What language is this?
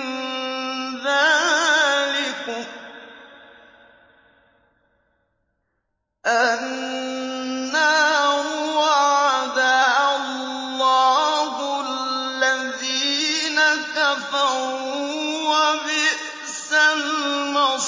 Arabic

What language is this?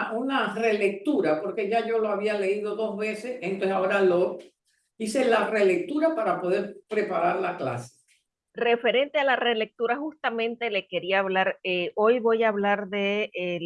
Spanish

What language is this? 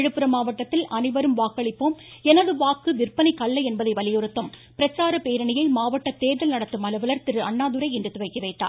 Tamil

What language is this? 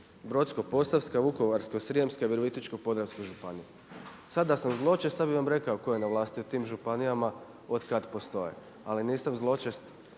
Croatian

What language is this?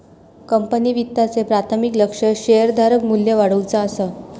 Marathi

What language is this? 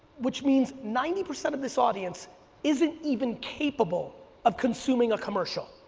English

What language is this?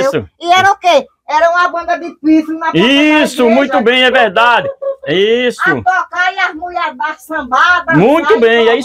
Portuguese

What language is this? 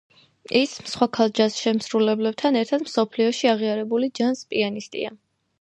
Georgian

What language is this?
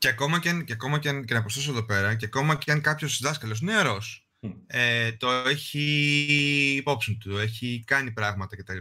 Greek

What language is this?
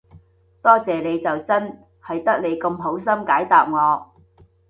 Cantonese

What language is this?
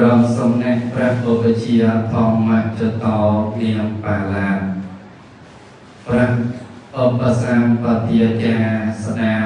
Thai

